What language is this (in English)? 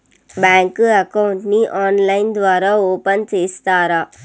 Telugu